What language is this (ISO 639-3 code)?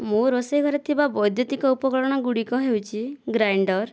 ori